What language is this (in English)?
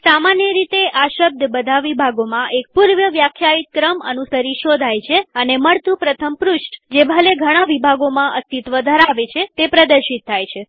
Gujarati